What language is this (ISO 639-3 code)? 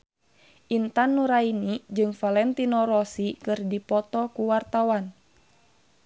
sun